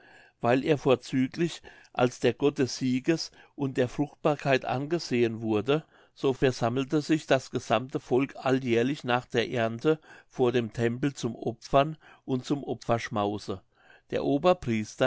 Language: German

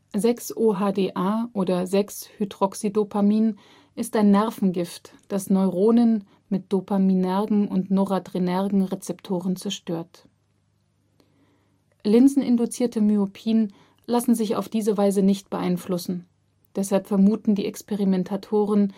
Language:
German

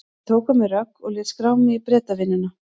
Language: Icelandic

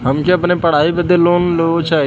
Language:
Bhojpuri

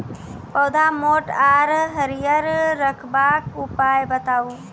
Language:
Maithili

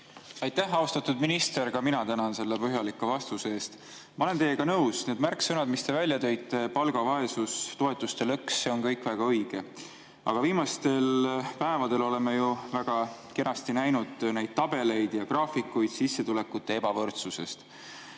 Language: Estonian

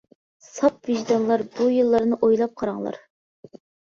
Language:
Uyghur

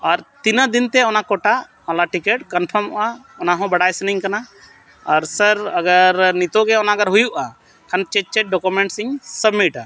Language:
Santali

